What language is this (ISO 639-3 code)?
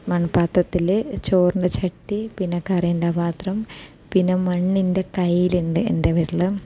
mal